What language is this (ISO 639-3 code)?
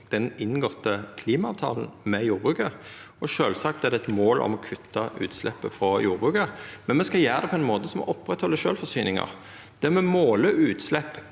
nor